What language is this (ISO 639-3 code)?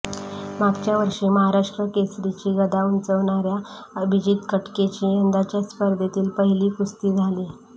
mar